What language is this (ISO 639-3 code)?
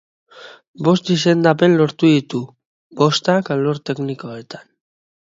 eus